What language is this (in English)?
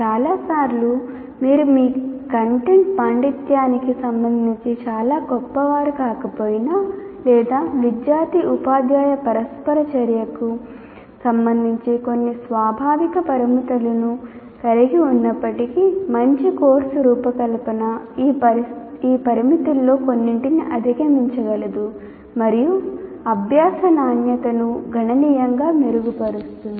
Telugu